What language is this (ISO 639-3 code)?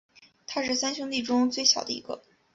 zho